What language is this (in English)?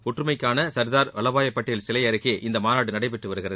Tamil